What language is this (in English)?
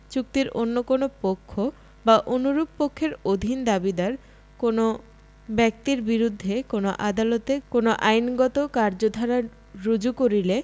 Bangla